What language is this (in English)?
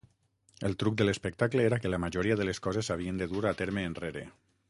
Catalan